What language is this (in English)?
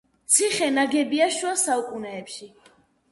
Georgian